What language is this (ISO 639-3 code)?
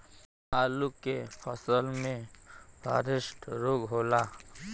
bho